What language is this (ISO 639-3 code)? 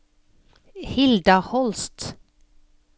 nor